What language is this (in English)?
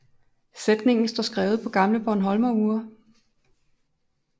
Danish